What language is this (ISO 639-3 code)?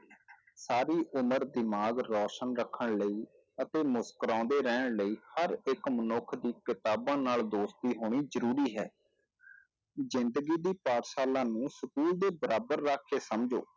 pan